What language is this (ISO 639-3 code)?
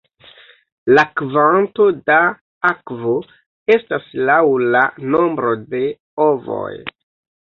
epo